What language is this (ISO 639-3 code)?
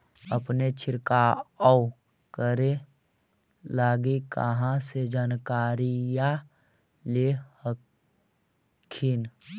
mag